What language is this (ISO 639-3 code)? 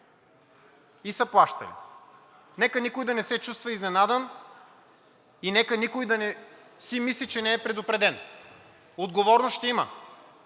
bul